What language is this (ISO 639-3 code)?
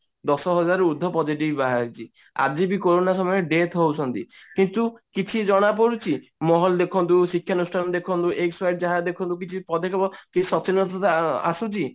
ori